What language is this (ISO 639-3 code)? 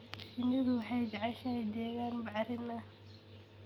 som